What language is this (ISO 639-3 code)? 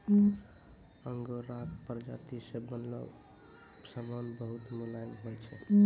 mai